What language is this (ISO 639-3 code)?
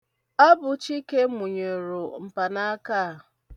ibo